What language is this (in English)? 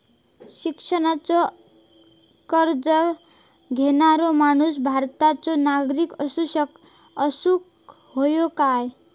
Marathi